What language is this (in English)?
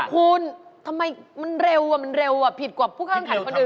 Thai